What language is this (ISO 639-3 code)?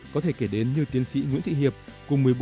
vie